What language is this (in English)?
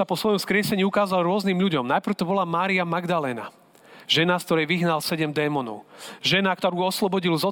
Slovak